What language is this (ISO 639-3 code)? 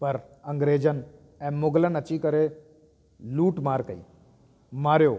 snd